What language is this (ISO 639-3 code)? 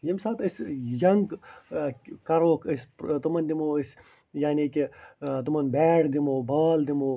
kas